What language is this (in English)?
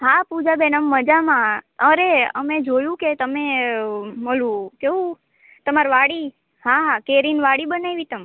Gujarati